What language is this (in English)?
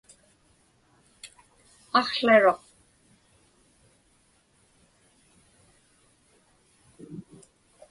Inupiaq